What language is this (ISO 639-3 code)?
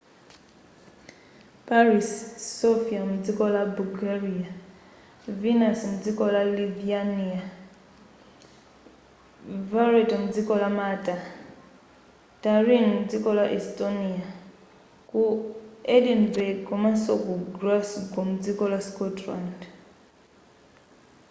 nya